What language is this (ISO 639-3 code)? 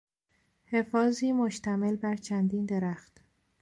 fas